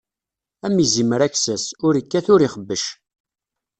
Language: Kabyle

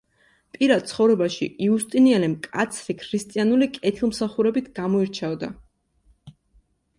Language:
Georgian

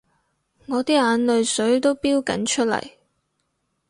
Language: Cantonese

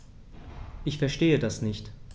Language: German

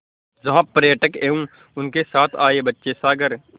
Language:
Hindi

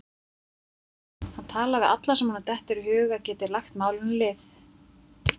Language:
Icelandic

